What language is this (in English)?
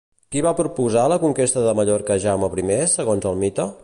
Catalan